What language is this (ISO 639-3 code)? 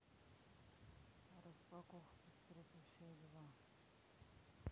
rus